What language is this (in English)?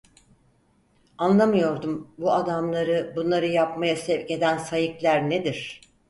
Turkish